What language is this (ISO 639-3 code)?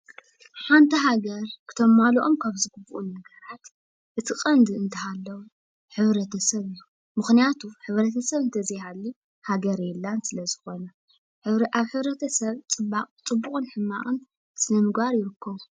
tir